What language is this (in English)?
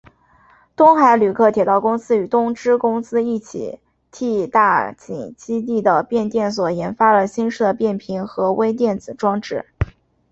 Chinese